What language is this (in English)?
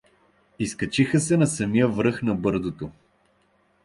Bulgarian